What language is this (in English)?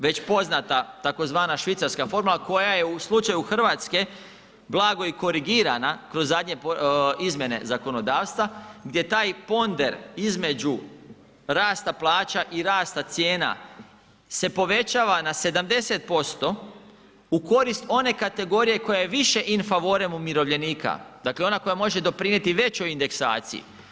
Croatian